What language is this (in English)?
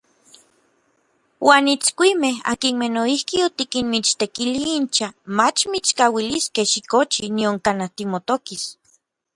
Orizaba Nahuatl